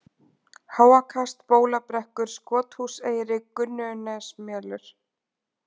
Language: Icelandic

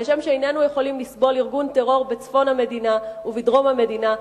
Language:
Hebrew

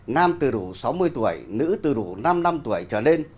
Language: Vietnamese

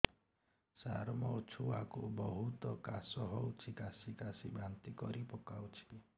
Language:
Odia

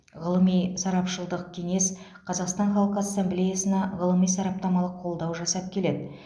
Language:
Kazakh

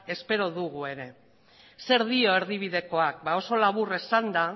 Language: Basque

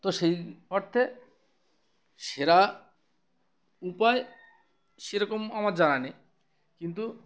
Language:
Bangla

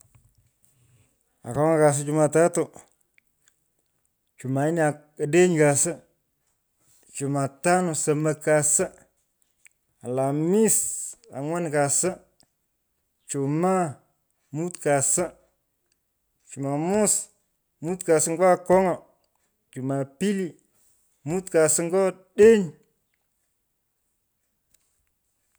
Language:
Pökoot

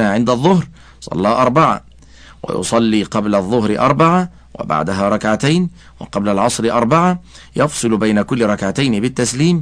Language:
Arabic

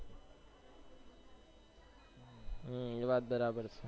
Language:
Gujarati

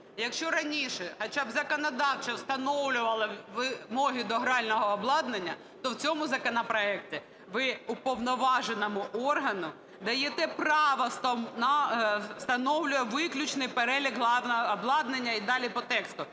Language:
Ukrainian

